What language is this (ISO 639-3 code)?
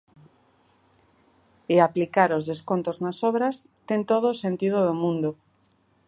glg